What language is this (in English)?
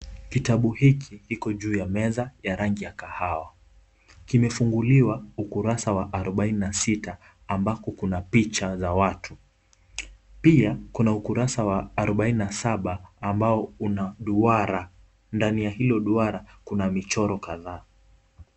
Swahili